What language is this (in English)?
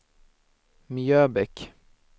Swedish